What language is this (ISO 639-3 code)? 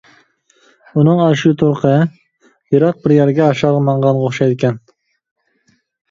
uig